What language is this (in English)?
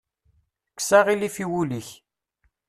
Kabyle